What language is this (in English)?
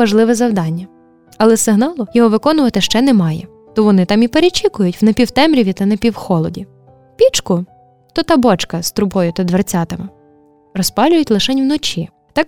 Ukrainian